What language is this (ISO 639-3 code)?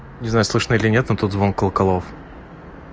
rus